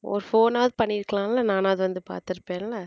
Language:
Tamil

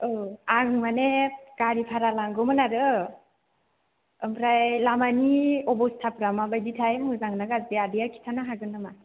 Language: Bodo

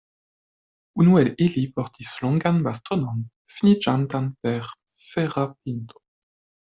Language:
Esperanto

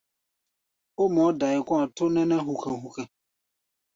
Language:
Gbaya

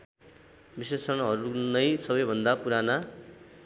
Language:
Nepali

